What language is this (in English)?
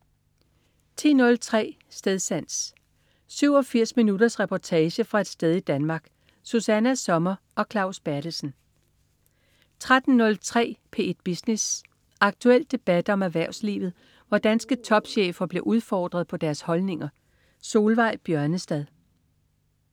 Danish